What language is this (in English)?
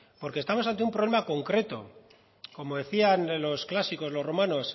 Spanish